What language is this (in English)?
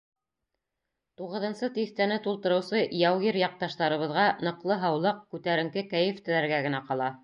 Bashkir